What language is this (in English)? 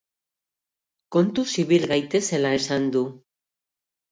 Basque